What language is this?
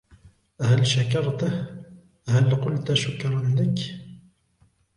Arabic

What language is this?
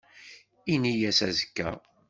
Kabyle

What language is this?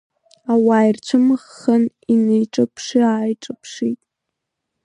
Abkhazian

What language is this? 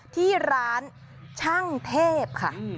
Thai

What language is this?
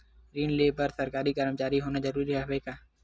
Chhattisgarhi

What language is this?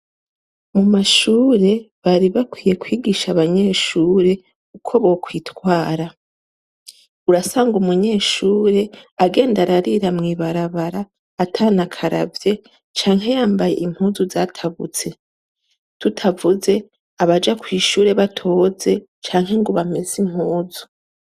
Rundi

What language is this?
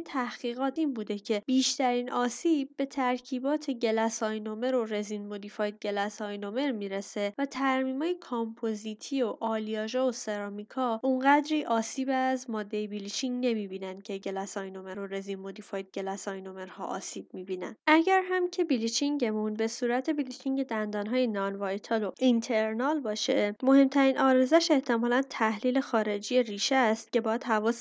Persian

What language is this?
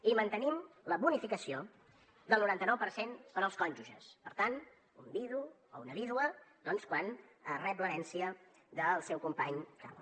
Catalan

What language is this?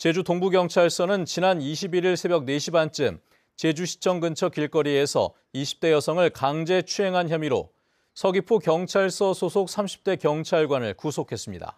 Korean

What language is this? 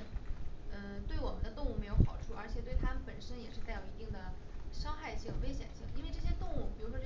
Chinese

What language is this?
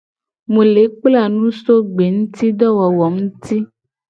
Gen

